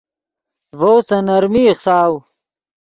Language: Yidgha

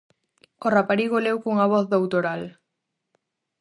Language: Galician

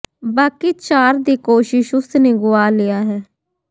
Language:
Punjabi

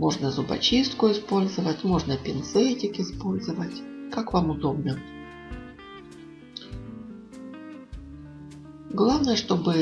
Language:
Russian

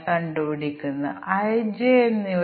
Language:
Malayalam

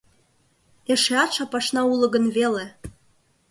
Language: Mari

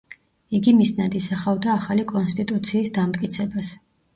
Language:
Georgian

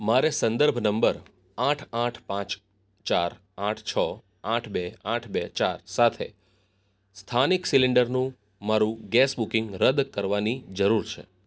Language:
Gujarati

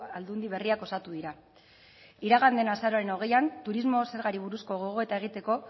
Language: Basque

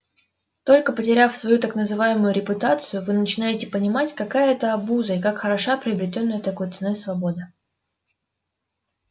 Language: Russian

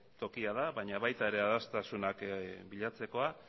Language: Basque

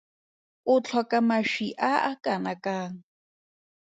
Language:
Tswana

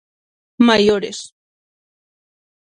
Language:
Galician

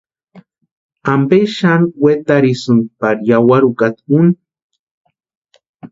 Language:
Western Highland Purepecha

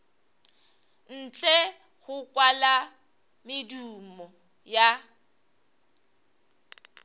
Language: Northern Sotho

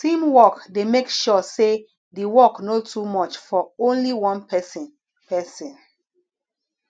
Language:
Nigerian Pidgin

